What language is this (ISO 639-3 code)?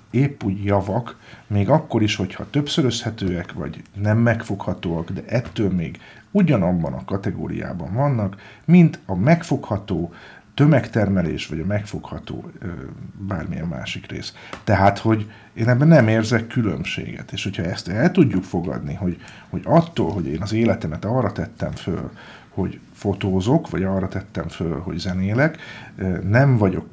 hun